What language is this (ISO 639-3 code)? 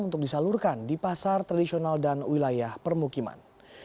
ind